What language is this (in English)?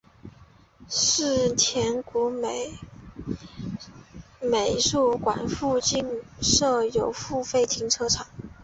Chinese